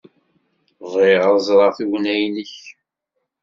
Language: Kabyle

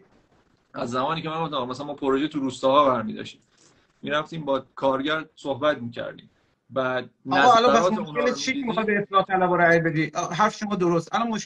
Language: Persian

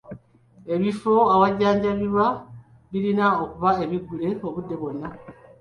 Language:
Ganda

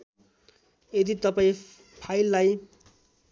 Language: Nepali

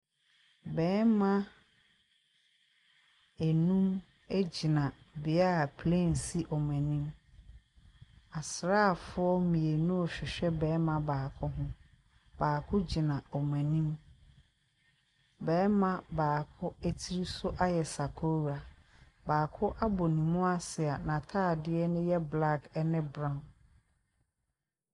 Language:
Akan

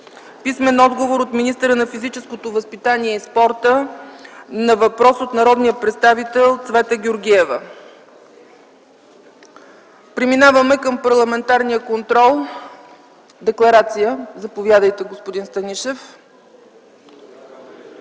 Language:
Bulgarian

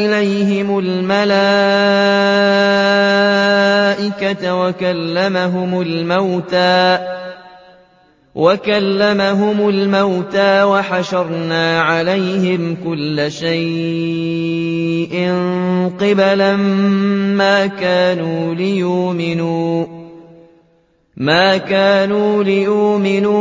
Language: Arabic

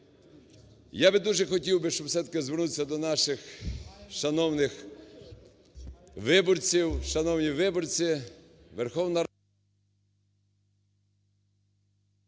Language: Ukrainian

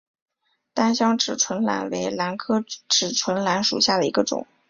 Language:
Chinese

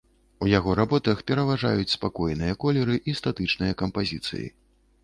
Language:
Belarusian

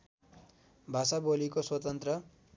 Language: Nepali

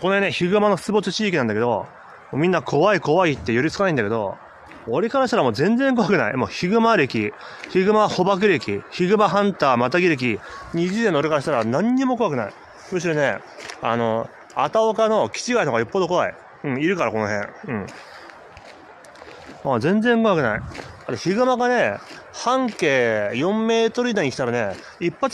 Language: Japanese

